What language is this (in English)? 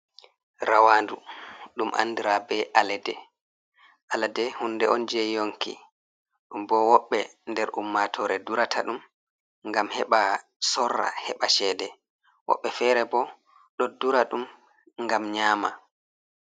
Fula